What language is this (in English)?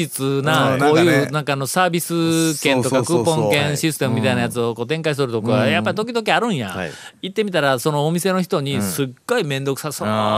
Japanese